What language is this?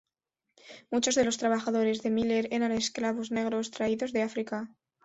Spanish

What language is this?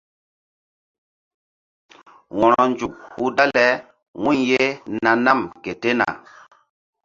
Mbum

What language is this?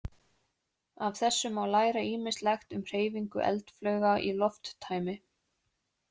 Icelandic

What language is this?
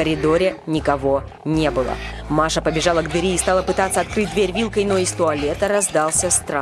Russian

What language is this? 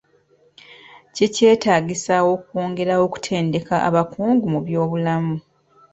Ganda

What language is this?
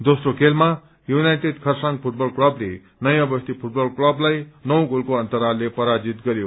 Nepali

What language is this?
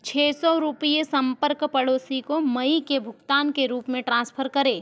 Hindi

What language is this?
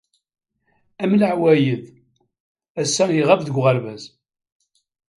Kabyle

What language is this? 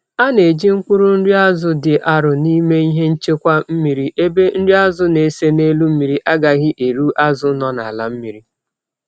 Igbo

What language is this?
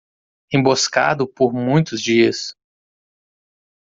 Portuguese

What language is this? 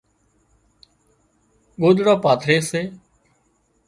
Wadiyara Koli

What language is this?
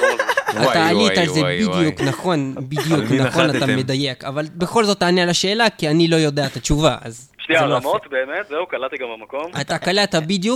Hebrew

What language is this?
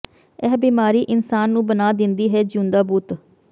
Punjabi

